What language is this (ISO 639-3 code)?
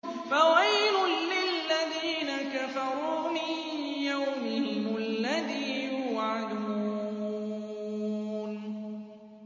ara